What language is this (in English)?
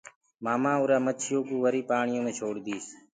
Gurgula